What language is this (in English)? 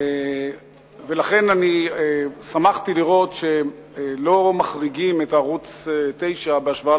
Hebrew